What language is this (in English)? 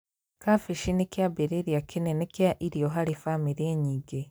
Kikuyu